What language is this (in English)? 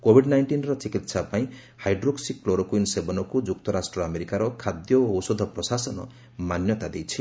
Odia